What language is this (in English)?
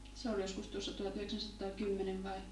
Finnish